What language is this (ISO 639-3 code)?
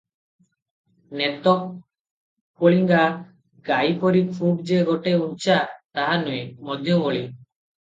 ori